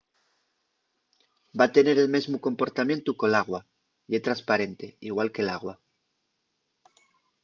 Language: Asturian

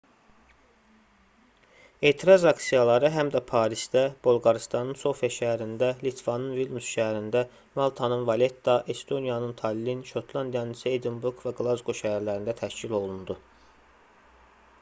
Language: Azerbaijani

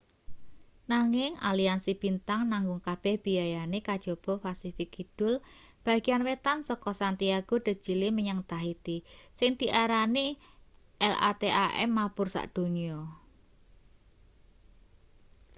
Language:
Javanese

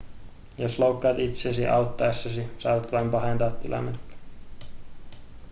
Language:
Finnish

